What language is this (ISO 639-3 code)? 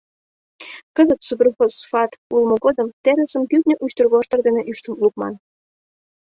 chm